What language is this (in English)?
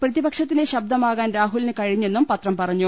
Malayalam